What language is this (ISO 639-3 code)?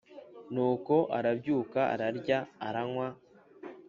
kin